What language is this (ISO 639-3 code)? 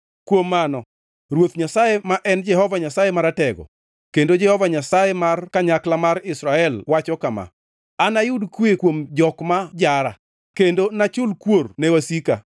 luo